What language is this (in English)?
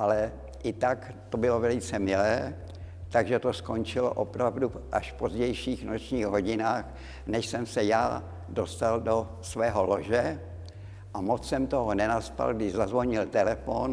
Czech